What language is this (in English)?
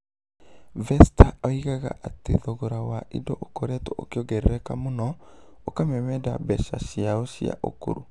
Kikuyu